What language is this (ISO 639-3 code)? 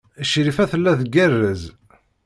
kab